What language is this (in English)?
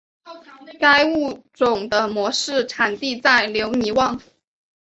Chinese